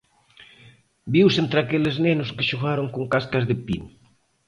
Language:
Galician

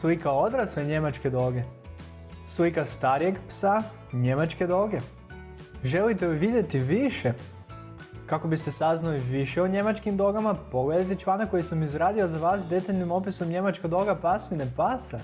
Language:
Croatian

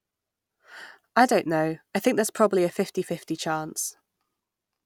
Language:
English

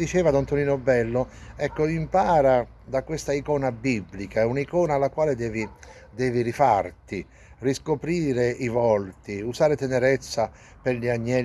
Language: Italian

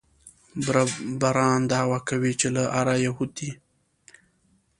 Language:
Pashto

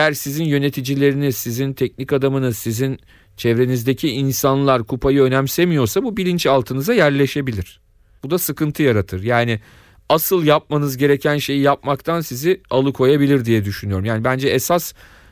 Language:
Turkish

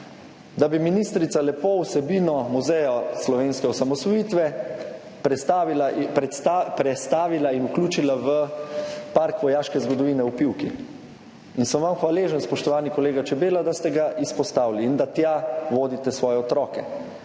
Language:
Slovenian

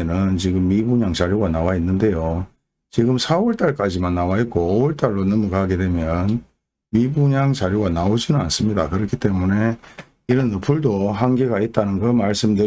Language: Korean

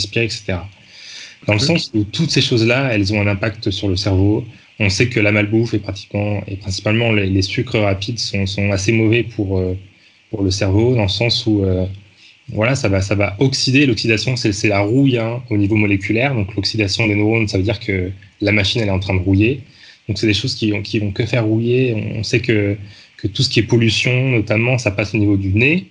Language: French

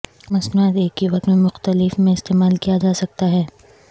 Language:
Urdu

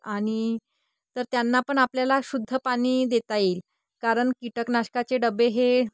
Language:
Marathi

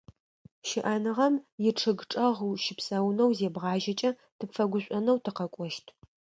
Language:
Adyghe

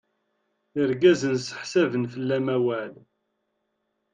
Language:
Kabyle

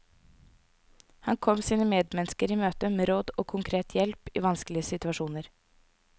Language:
Norwegian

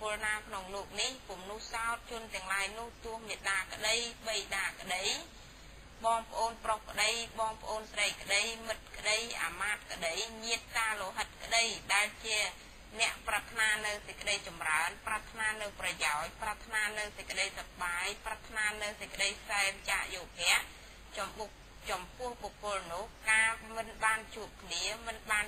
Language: Thai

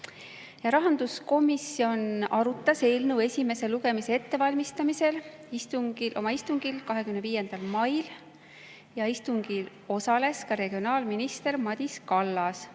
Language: Estonian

